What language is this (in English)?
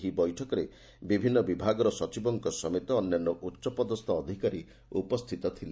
Odia